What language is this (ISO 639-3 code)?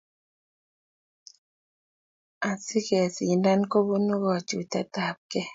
kln